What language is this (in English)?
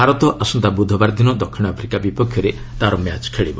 Odia